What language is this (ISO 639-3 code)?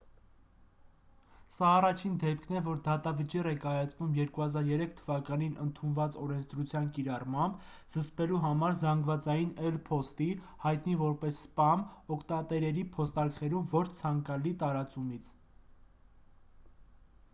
hye